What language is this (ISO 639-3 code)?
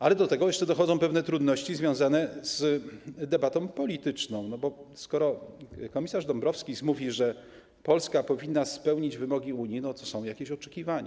pol